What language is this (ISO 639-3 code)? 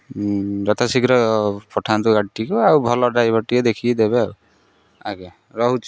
ori